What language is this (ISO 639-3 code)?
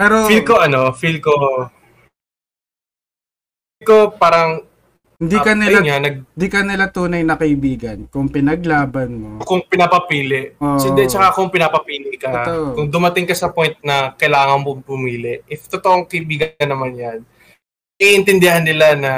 fil